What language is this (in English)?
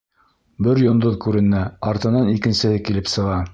Bashkir